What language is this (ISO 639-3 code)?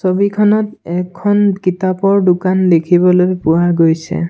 asm